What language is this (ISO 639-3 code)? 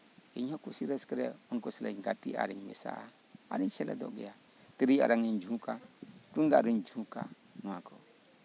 sat